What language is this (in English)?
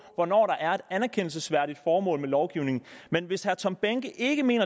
Danish